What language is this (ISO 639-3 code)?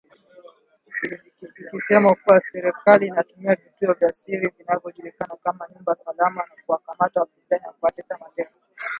swa